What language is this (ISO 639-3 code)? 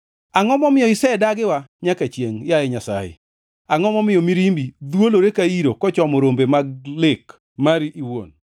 luo